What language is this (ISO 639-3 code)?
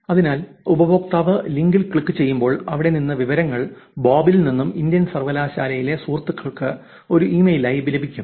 mal